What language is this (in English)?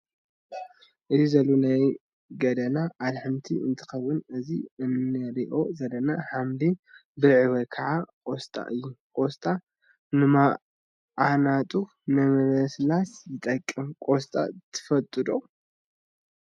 Tigrinya